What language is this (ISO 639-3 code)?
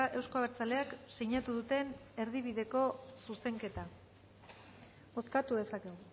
eus